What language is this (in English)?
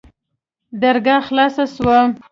Pashto